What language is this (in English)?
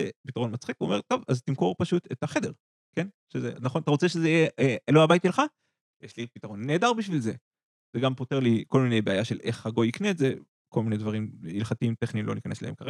Hebrew